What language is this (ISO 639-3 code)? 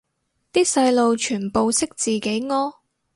yue